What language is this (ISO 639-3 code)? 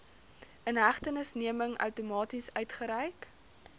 afr